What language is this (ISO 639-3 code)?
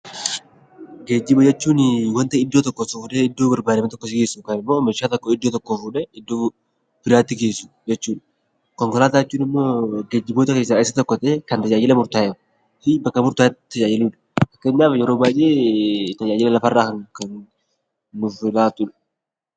orm